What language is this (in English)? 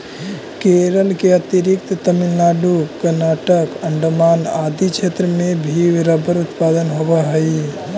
Magahi